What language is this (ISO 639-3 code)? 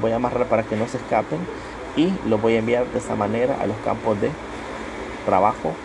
spa